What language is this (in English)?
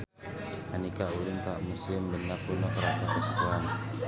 Sundanese